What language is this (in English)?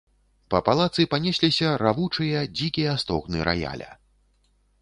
Belarusian